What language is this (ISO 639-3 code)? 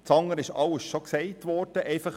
gsw